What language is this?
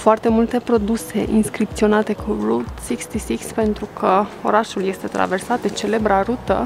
Romanian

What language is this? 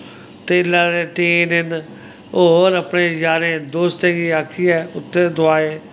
Dogri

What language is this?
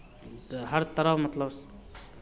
Maithili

